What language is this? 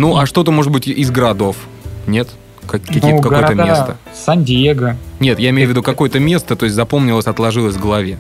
Russian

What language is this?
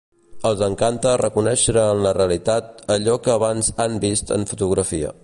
Catalan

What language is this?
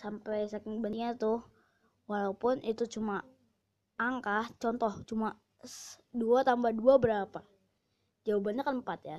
Indonesian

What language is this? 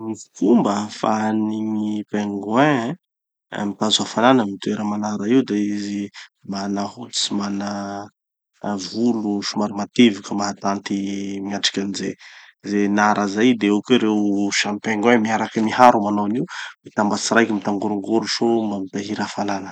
Tanosy Malagasy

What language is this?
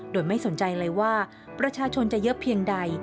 Thai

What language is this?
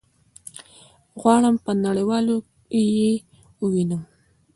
Pashto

